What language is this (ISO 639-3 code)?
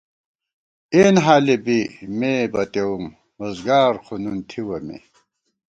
gwt